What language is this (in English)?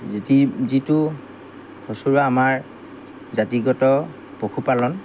Assamese